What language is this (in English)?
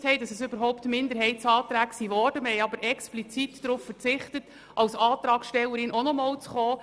Swiss German